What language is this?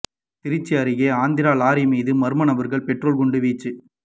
Tamil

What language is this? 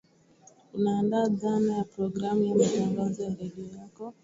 Swahili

